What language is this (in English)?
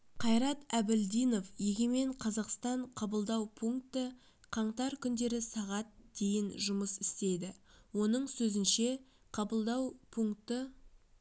Kazakh